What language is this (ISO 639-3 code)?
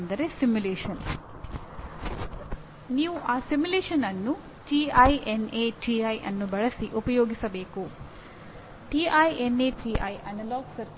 kan